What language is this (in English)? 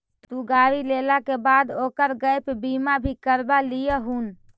Magahi